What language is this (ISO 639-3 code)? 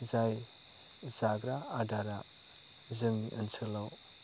brx